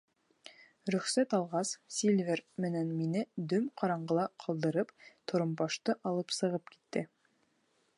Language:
Bashkir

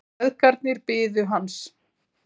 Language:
Icelandic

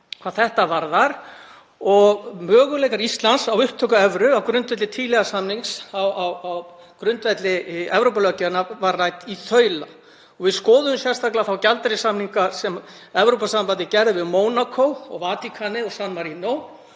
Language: Icelandic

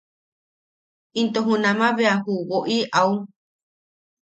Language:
Yaqui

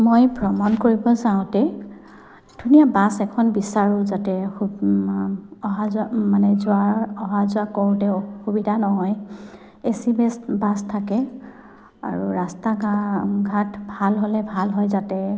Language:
Assamese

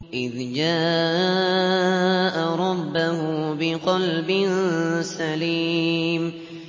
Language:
Arabic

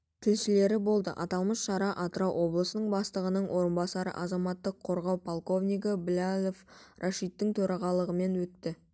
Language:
Kazakh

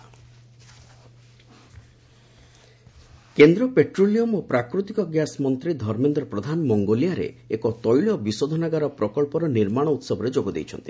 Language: Odia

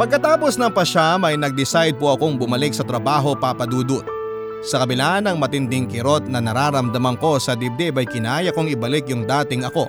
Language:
Filipino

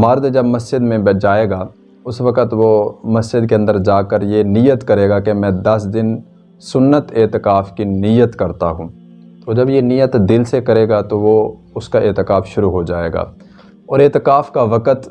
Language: Urdu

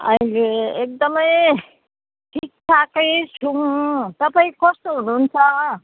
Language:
Nepali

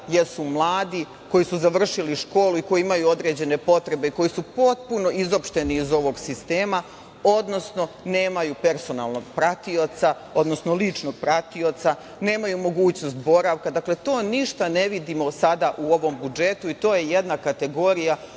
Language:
Serbian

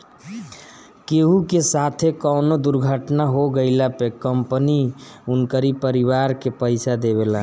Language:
Bhojpuri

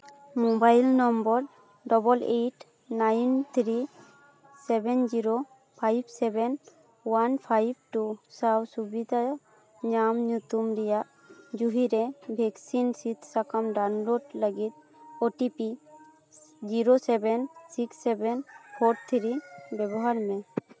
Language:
Santali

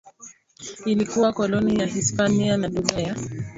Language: Swahili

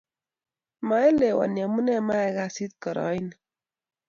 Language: Kalenjin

